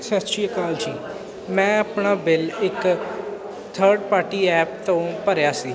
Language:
Punjabi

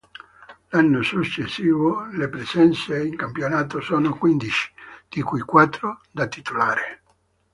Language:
Italian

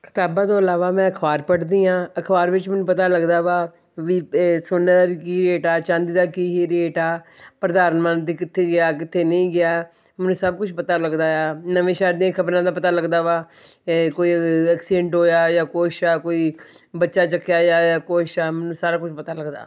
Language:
Punjabi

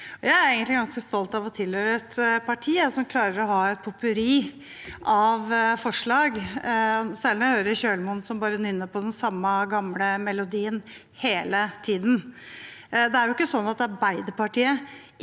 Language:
Norwegian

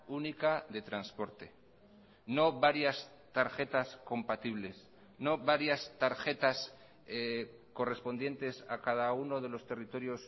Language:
Spanish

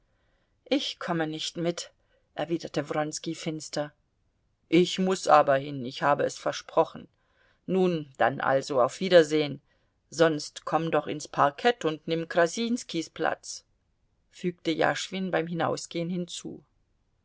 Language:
German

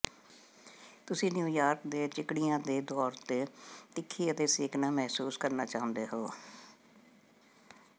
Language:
Punjabi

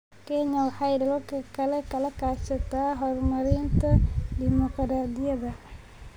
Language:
Somali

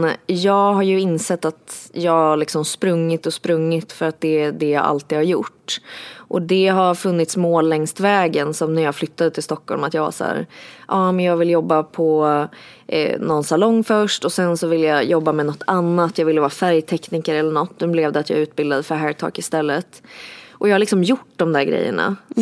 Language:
Swedish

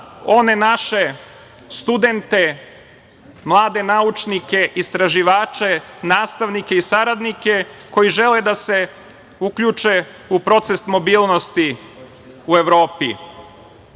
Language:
Serbian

